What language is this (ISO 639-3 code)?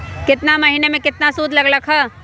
mag